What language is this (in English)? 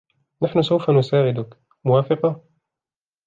Arabic